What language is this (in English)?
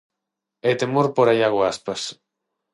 Galician